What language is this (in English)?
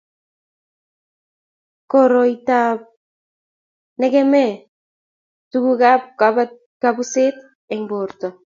Kalenjin